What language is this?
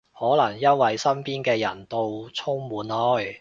Cantonese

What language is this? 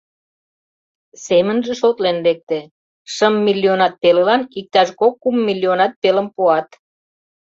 Mari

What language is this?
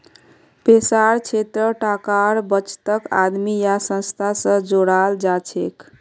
Magahi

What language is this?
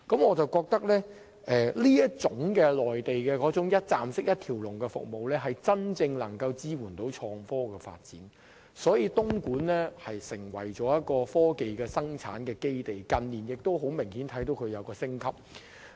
Cantonese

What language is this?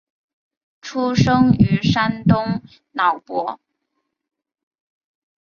Chinese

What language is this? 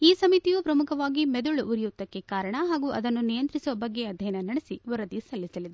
Kannada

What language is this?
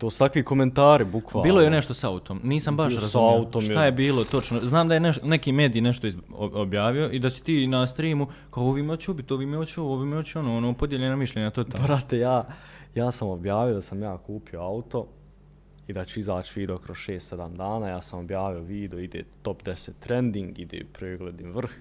Croatian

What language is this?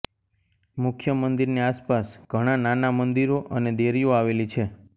Gujarati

